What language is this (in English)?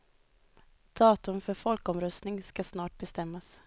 Swedish